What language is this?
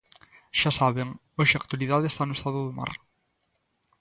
Galician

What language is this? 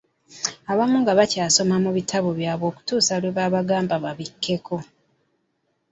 Ganda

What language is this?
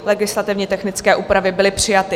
Czech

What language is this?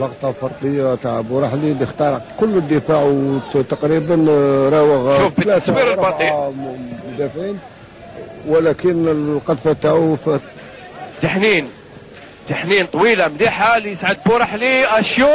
Arabic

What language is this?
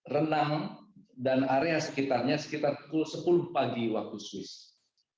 Indonesian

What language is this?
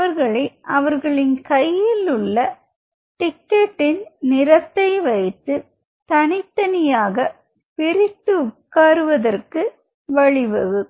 Tamil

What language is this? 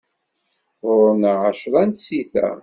Kabyle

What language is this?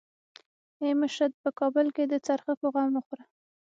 Pashto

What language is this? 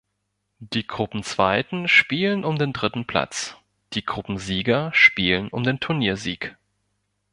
German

